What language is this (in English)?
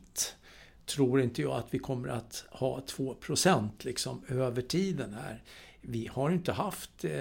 Swedish